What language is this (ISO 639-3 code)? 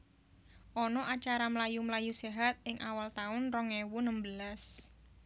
jav